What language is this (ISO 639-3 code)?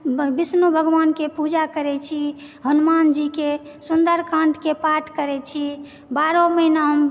mai